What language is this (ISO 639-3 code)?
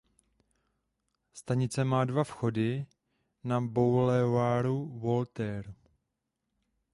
ces